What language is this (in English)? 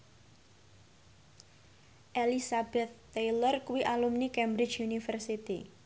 Javanese